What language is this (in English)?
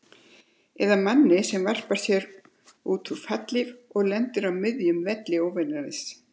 Icelandic